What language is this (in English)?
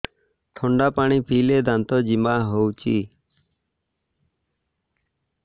Odia